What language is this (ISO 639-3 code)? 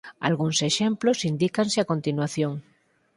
glg